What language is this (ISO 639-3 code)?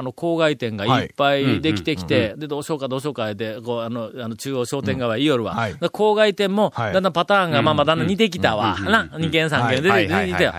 jpn